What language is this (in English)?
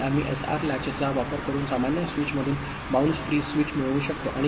Marathi